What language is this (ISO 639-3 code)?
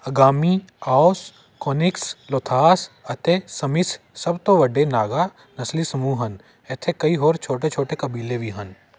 pan